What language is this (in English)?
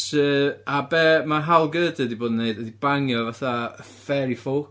Welsh